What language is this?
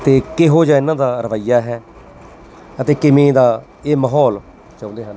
Punjabi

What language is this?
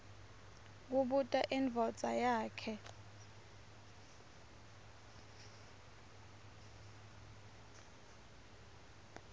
Swati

